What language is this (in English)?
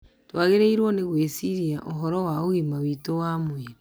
Kikuyu